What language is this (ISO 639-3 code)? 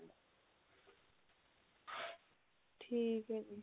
pan